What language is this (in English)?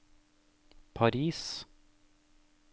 Norwegian